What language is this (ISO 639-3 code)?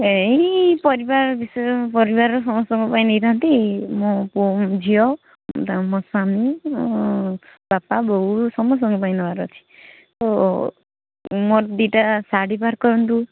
ori